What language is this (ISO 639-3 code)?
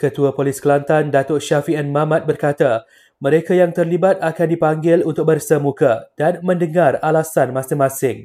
msa